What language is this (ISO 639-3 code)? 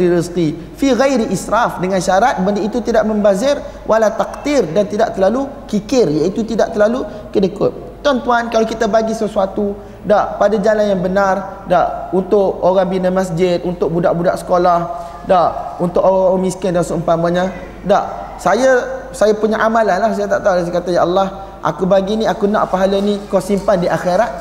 msa